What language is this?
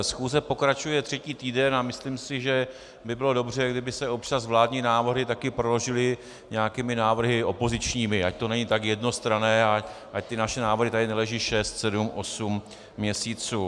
Czech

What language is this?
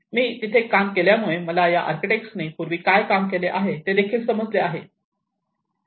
Marathi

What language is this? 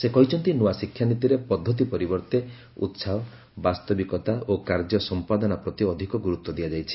Odia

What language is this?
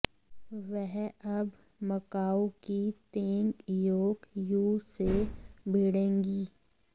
Hindi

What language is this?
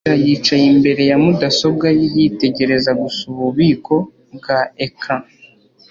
Kinyarwanda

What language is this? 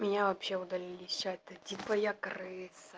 Russian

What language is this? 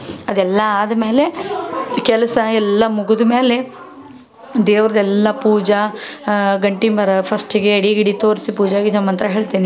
Kannada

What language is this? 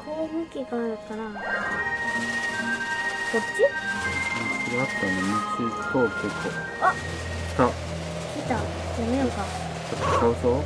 Japanese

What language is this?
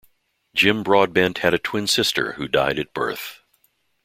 English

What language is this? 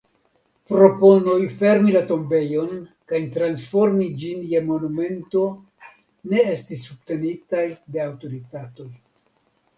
Esperanto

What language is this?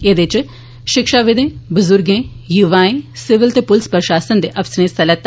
Dogri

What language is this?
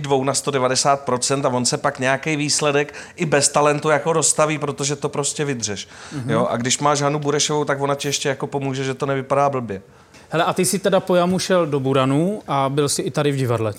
Czech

